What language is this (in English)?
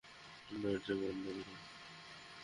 Bangla